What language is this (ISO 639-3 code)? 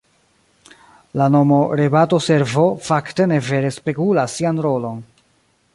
epo